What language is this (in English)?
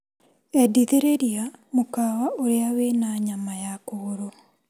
Kikuyu